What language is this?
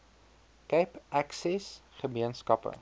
Afrikaans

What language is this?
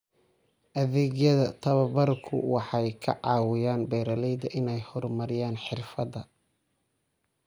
Somali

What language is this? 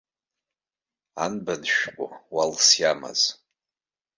Abkhazian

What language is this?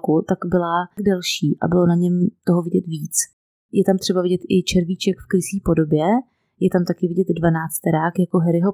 Czech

